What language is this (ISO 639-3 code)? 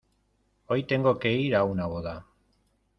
spa